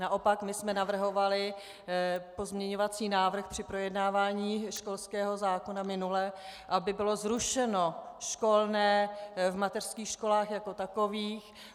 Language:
Czech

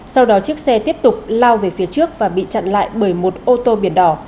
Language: Vietnamese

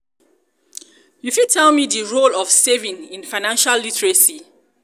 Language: Nigerian Pidgin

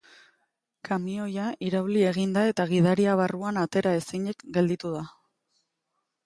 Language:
Basque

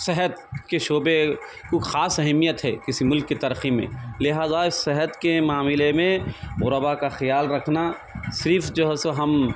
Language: Urdu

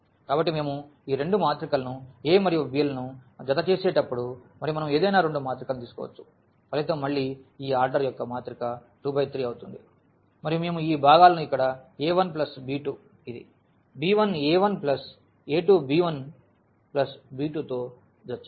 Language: Telugu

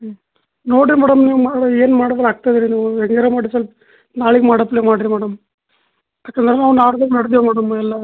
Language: Kannada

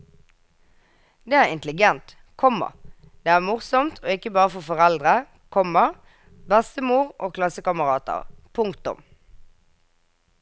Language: Norwegian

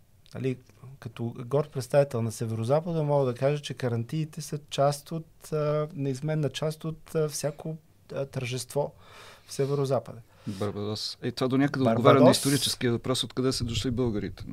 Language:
Bulgarian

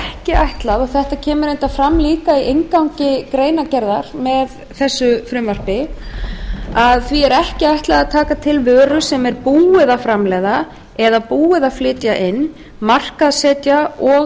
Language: Icelandic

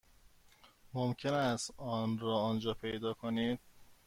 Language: Persian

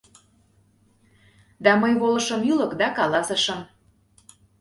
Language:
Mari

